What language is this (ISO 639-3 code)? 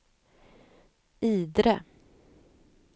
swe